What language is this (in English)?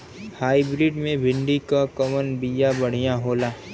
Bhojpuri